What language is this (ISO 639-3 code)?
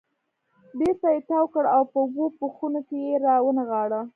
pus